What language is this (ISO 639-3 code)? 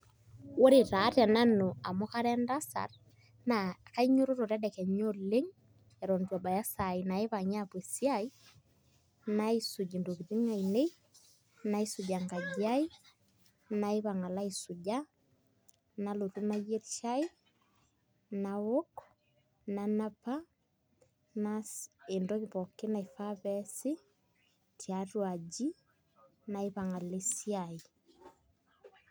mas